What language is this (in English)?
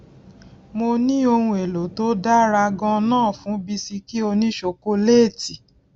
Yoruba